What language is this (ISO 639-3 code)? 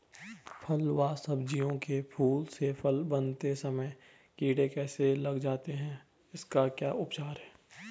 hin